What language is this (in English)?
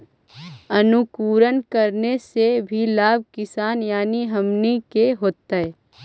Magahi